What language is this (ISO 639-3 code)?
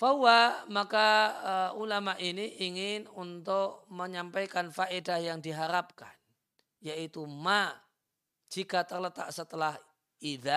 ind